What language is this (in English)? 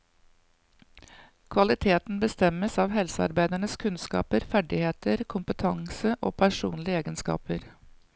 Norwegian